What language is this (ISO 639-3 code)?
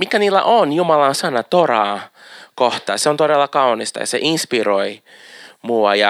fin